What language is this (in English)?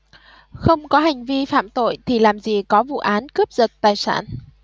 Vietnamese